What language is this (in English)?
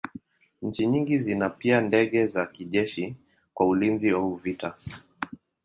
Swahili